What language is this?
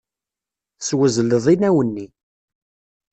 Kabyle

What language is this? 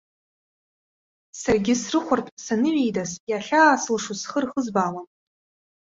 Abkhazian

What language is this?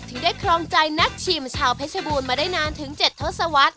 Thai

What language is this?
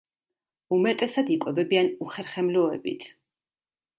Georgian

